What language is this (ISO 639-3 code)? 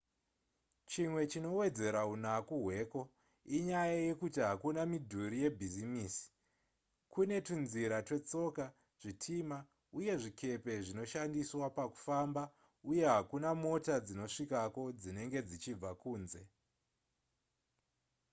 sna